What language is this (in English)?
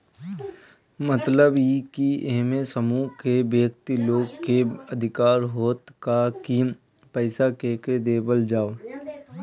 Bhojpuri